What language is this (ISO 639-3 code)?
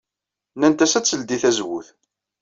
kab